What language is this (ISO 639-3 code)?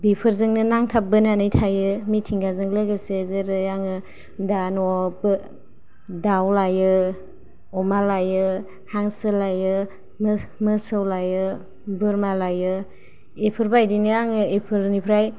brx